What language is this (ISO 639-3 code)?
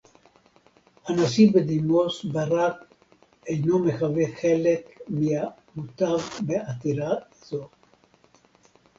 heb